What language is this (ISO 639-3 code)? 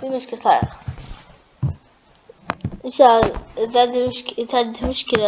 ara